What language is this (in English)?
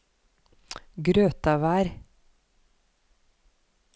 Norwegian